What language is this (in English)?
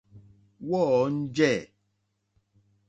Mokpwe